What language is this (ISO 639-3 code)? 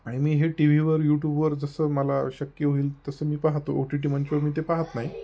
mar